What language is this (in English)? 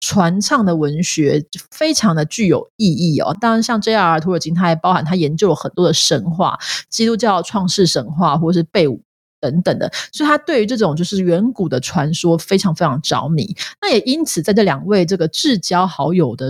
Chinese